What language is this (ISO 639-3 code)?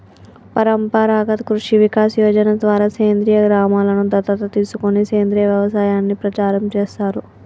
tel